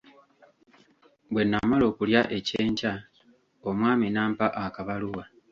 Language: Ganda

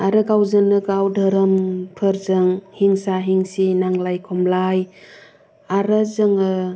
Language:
Bodo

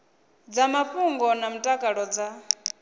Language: Venda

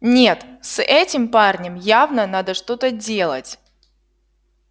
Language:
Russian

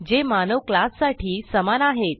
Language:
Marathi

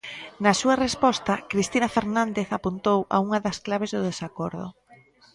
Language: Galician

